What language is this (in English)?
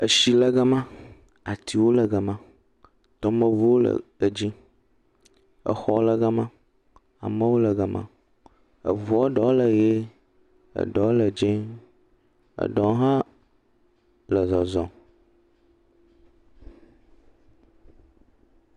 Ewe